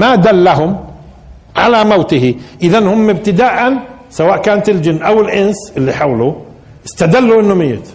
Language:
Arabic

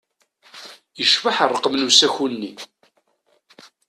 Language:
Kabyle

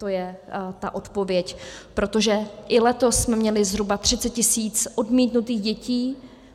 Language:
Czech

